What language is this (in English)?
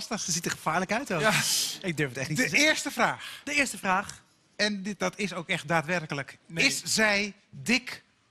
Dutch